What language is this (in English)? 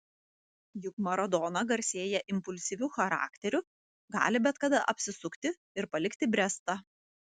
Lithuanian